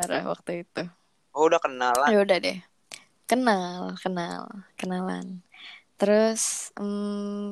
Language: Indonesian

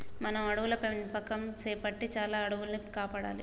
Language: Telugu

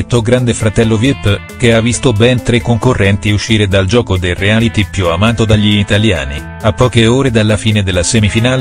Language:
Italian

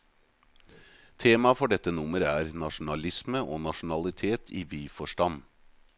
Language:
Norwegian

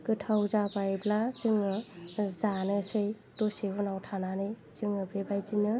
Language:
Bodo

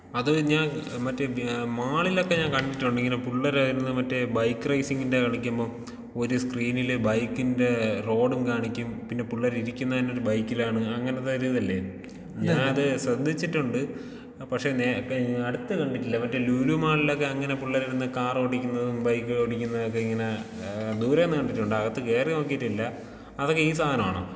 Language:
Malayalam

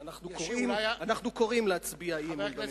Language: Hebrew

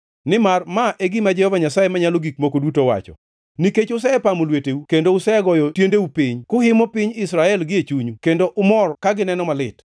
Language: Luo (Kenya and Tanzania)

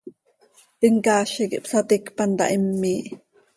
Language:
Seri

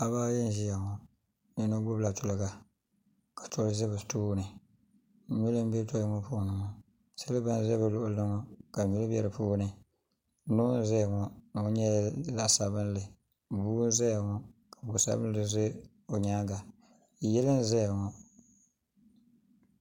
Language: Dagbani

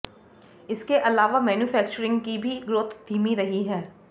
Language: Hindi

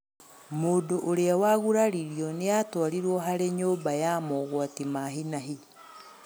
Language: Kikuyu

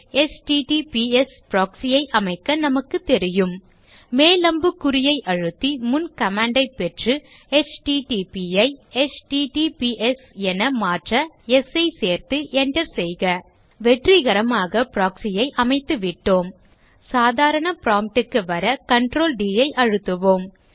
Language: Tamil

